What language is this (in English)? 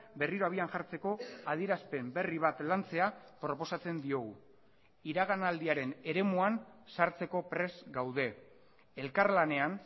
Basque